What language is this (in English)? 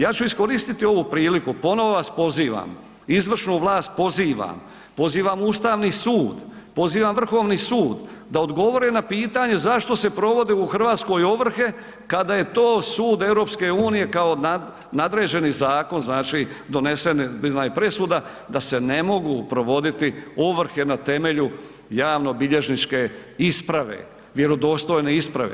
Croatian